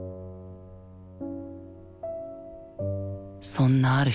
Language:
Japanese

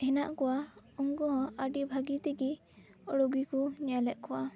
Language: Santali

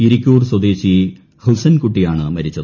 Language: Malayalam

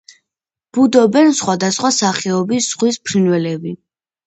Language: Georgian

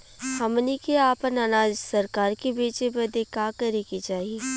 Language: Bhojpuri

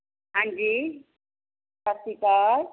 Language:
Punjabi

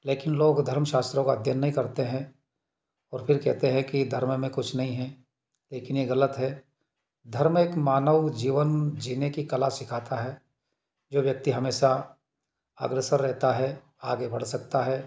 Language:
Hindi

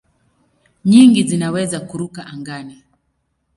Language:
Swahili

